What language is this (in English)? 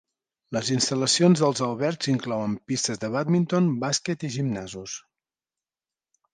Catalan